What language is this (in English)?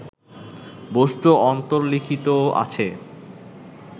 Bangla